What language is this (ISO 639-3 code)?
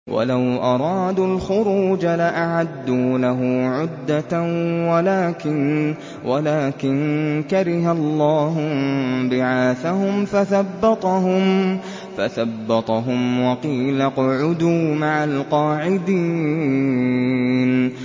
ara